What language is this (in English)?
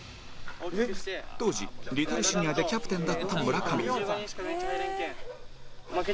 Japanese